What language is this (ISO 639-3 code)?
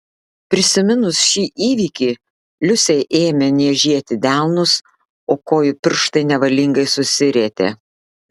lit